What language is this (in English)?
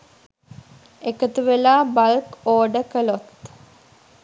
Sinhala